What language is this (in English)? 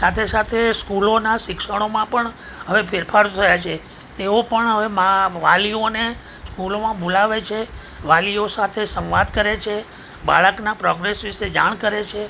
Gujarati